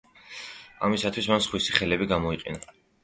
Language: Georgian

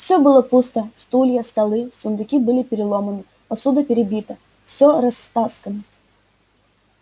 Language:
Russian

